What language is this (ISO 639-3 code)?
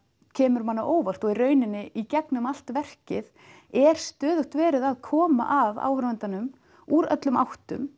isl